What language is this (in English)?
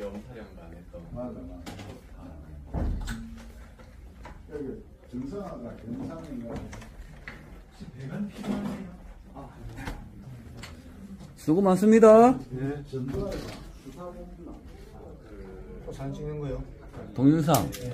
Korean